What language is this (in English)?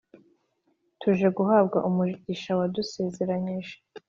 Kinyarwanda